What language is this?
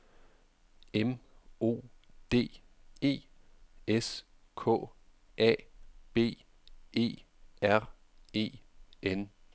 Danish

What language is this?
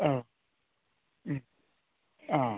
Bodo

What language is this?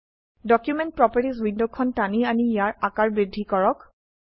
Assamese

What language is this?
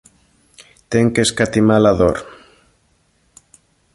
Galician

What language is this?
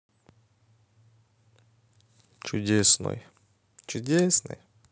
Russian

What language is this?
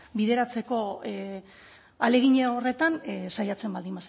Basque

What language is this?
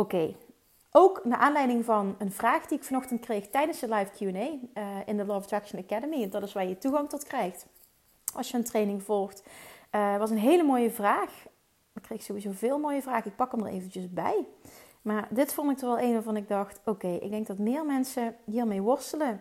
Dutch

